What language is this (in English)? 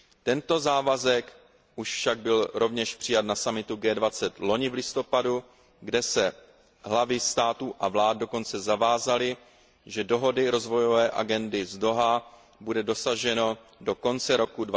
Czech